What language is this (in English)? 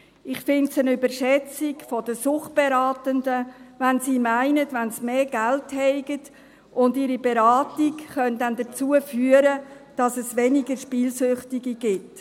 Swiss German